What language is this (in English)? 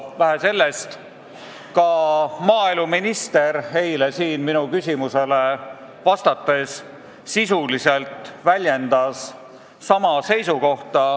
Estonian